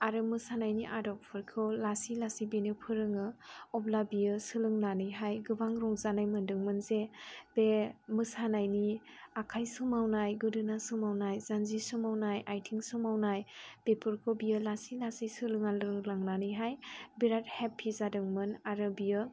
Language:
Bodo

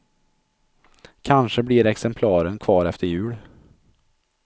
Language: Swedish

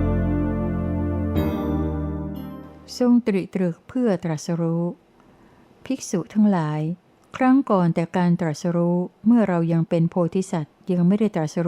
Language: Thai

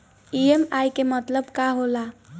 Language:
Bhojpuri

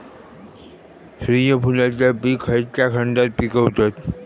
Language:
Marathi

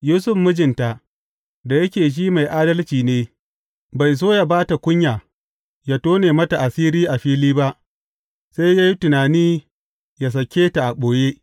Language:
Hausa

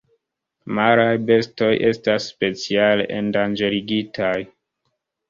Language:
Esperanto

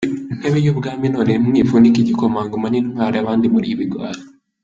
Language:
Kinyarwanda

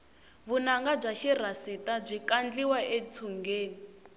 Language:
Tsonga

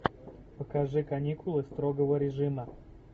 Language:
Russian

